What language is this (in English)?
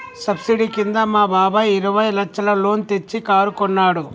Telugu